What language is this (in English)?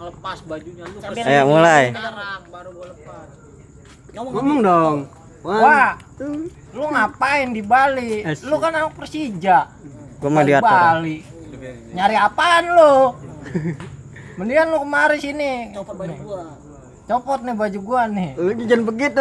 Indonesian